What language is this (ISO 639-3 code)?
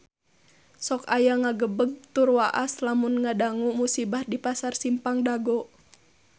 sun